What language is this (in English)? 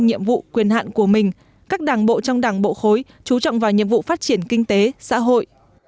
Vietnamese